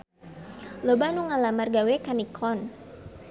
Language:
Sundanese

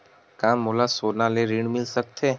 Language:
Chhattisgarhi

